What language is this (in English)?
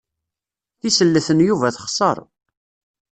Kabyle